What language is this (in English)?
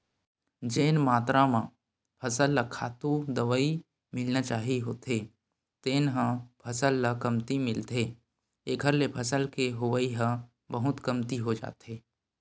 Chhattisgarhi